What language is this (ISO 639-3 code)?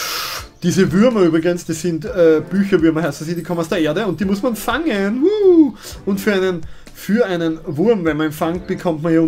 deu